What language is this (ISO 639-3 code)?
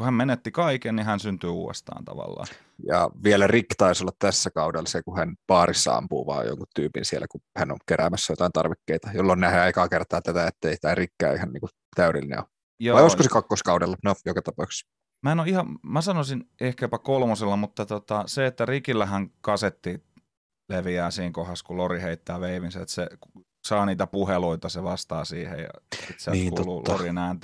fin